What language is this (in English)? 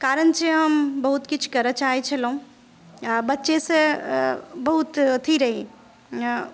Maithili